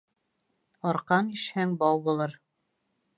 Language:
Bashkir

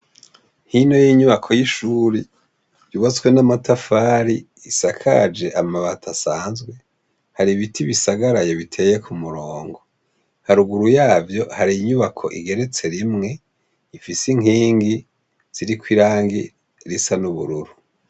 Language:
Rundi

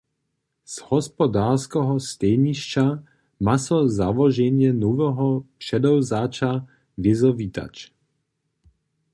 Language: Upper Sorbian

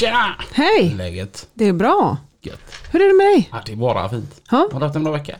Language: Swedish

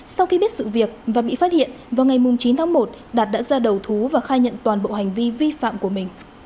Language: Vietnamese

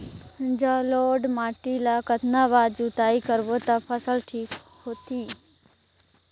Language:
Chhattisgarhi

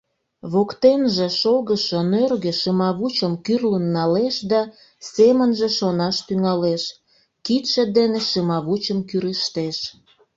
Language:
Mari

